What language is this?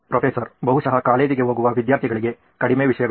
Kannada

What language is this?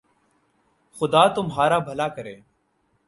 Urdu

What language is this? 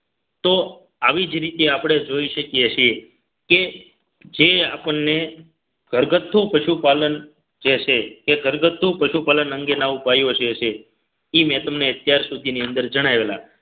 Gujarati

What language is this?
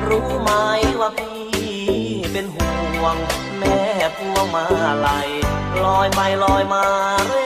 Thai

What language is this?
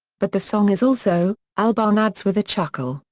English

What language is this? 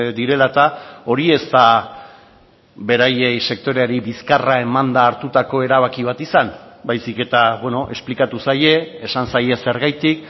Basque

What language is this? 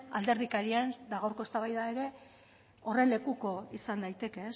Basque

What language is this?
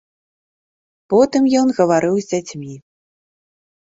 Belarusian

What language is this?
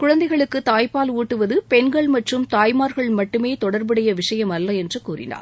Tamil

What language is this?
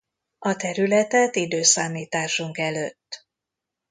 Hungarian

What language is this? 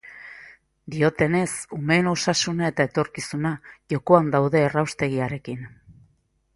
Basque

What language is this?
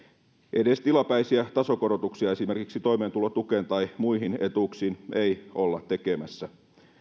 Finnish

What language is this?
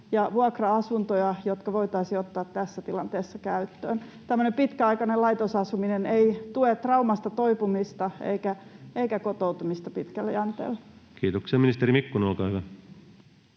Finnish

